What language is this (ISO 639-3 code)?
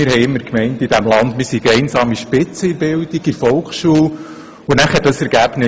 gsw